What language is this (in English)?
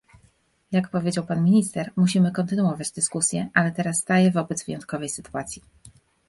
Polish